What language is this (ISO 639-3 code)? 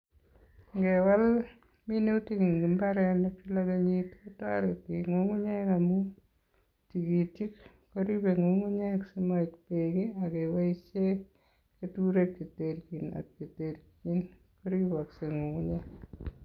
kln